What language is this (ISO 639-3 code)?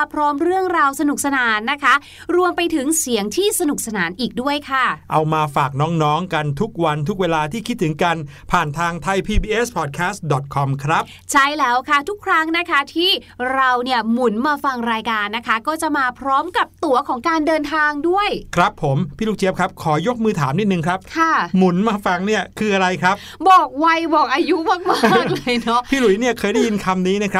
tha